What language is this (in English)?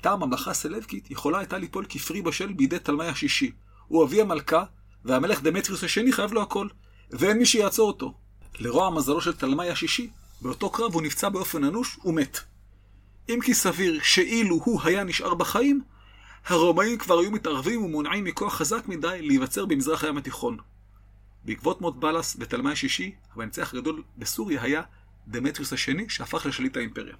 Hebrew